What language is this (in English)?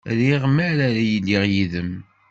Kabyle